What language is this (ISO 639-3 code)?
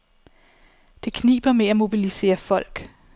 dan